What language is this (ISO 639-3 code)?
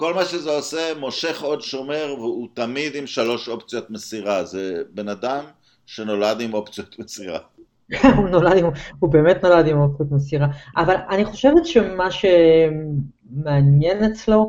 heb